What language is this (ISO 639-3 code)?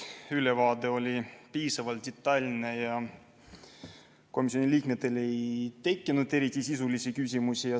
est